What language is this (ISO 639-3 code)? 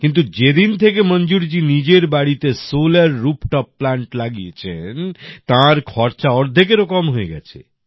ben